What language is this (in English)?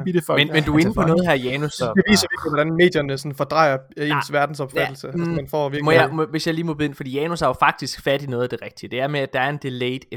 Danish